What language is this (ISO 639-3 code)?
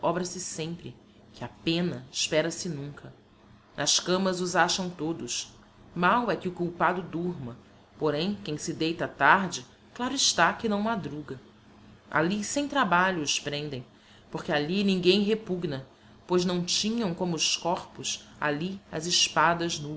por